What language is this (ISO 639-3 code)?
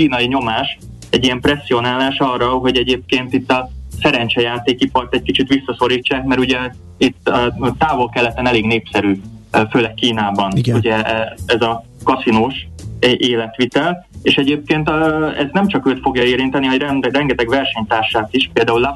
hun